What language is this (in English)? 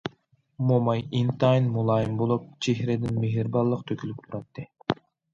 Uyghur